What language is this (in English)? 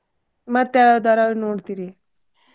Kannada